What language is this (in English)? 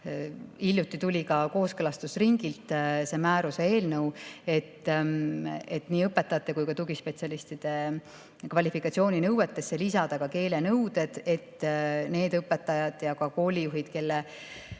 Estonian